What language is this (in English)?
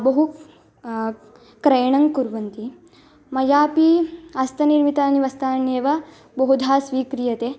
Sanskrit